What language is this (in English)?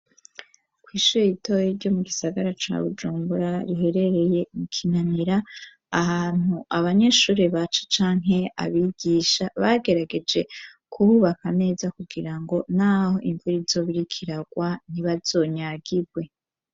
Rundi